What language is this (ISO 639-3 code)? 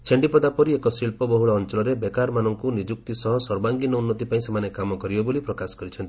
ori